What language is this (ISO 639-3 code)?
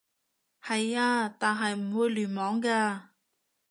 yue